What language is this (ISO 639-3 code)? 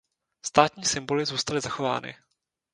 ces